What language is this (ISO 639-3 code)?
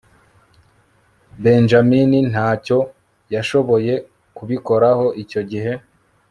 kin